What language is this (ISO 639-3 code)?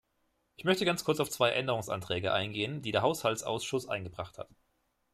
deu